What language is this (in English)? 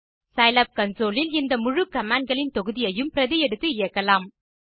Tamil